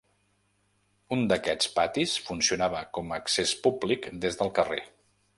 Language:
Catalan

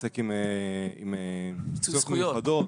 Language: Hebrew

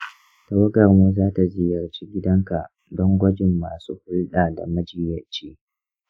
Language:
Hausa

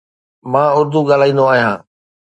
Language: Sindhi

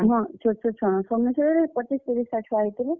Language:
Odia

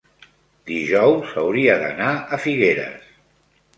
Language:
Catalan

